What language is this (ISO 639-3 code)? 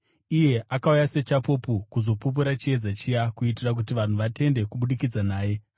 sna